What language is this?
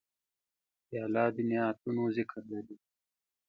Pashto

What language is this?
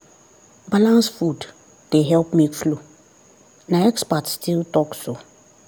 Nigerian Pidgin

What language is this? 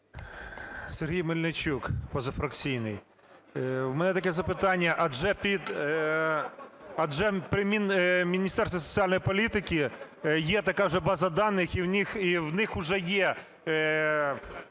Ukrainian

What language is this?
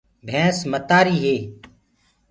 Gurgula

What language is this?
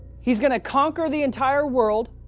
English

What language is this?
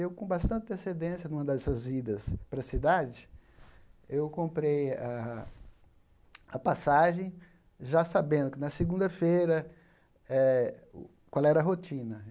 Portuguese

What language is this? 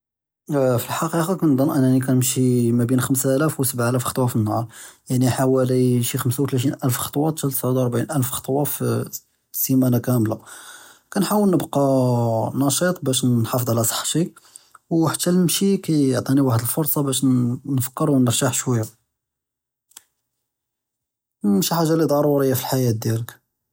Judeo-Arabic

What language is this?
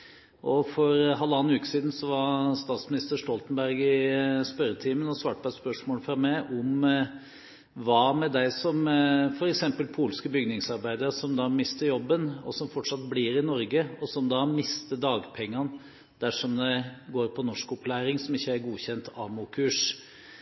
Norwegian Bokmål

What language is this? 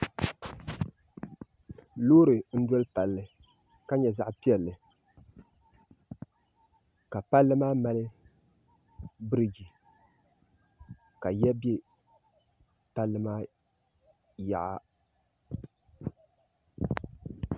Dagbani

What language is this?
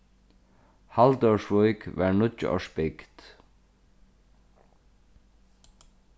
Faroese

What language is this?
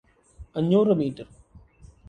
Malayalam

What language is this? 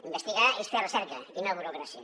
Catalan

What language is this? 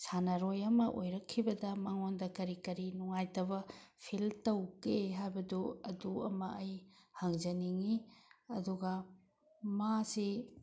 Manipuri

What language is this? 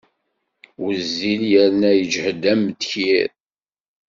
Kabyle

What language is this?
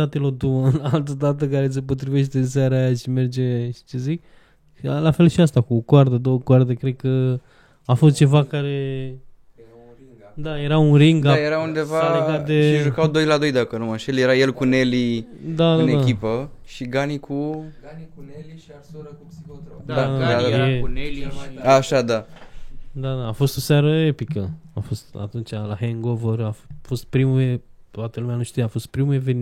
Romanian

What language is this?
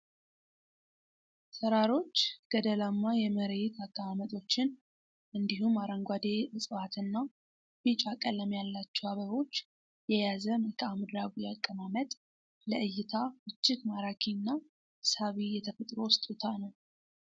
Amharic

